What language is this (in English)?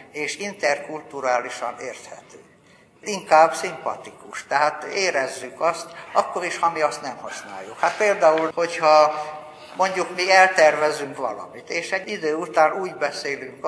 Hungarian